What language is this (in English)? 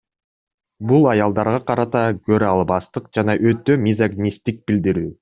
Kyrgyz